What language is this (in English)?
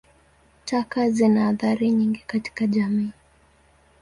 Swahili